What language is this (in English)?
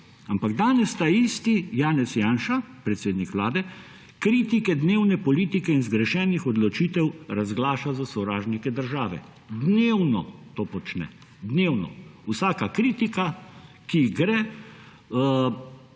Slovenian